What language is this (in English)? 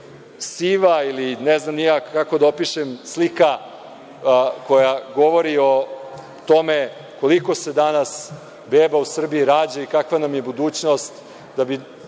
Serbian